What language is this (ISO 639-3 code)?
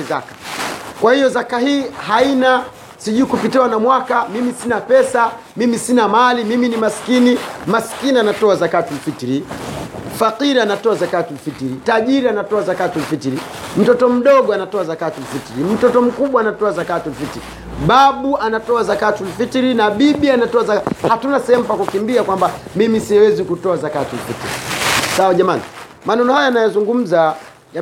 swa